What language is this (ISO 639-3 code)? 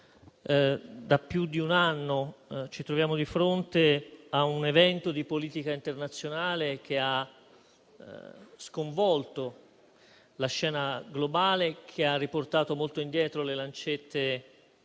ita